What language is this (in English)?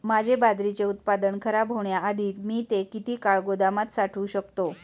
Marathi